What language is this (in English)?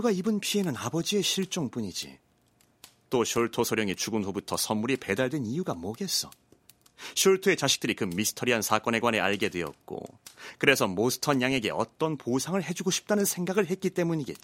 Korean